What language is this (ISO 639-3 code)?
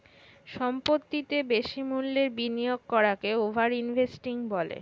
ben